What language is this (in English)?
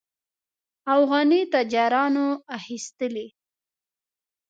Pashto